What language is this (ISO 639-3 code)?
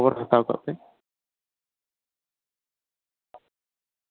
sat